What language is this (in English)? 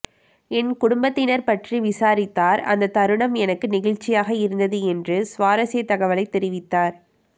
Tamil